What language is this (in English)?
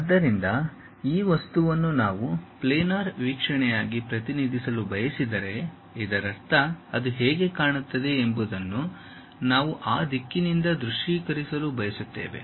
Kannada